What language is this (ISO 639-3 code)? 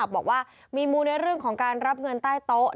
tha